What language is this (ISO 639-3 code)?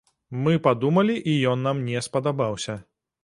bel